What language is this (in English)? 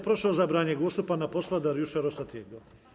Polish